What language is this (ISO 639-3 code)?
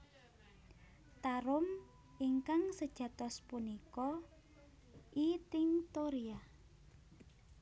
jav